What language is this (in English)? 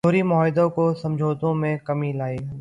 Urdu